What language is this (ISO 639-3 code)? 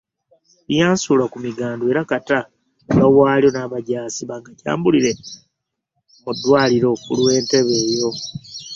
lug